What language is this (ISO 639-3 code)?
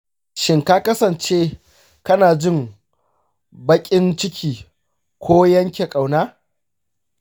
hau